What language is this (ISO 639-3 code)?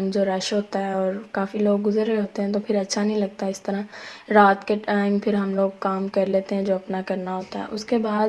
urd